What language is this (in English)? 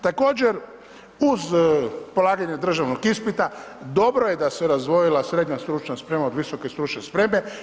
Croatian